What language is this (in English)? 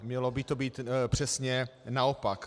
Czech